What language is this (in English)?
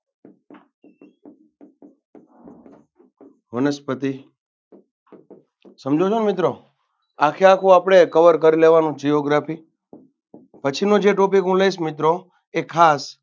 Gujarati